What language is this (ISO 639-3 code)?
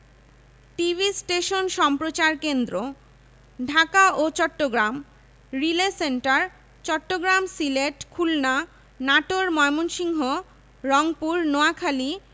ben